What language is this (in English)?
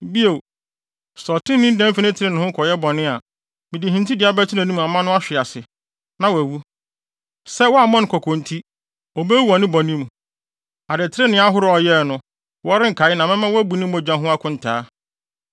Akan